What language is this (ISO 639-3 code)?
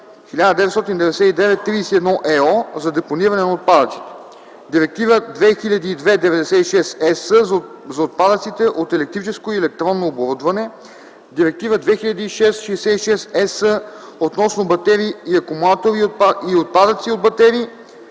bul